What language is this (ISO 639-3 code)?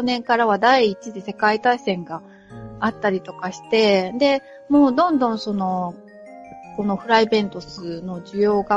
jpn